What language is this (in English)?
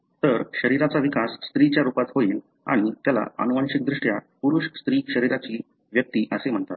Marathi